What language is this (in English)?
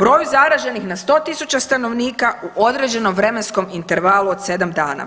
Croatian